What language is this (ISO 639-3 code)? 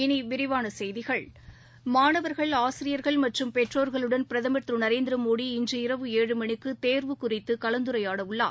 tam